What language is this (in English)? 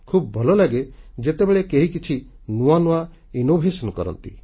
Odia